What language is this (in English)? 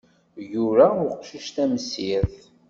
Kabyle